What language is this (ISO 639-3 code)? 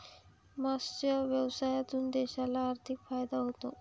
mar